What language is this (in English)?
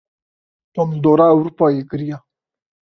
Kurdish